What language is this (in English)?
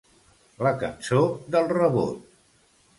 Catalan